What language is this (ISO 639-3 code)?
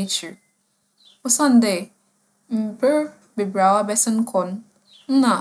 aka